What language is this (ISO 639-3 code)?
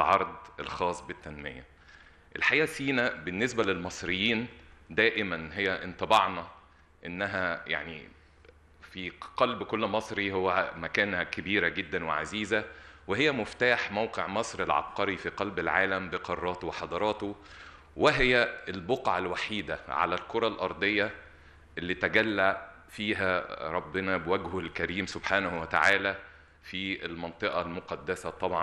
ara